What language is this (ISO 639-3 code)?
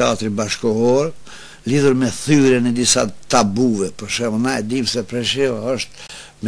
ara